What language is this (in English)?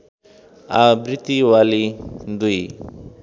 Nepali